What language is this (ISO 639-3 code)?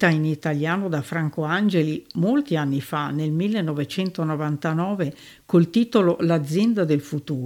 ita